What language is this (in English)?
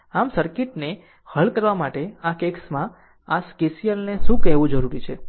Gujarati